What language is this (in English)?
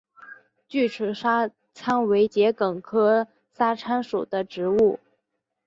Chinese